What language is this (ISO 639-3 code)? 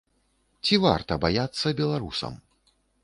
bel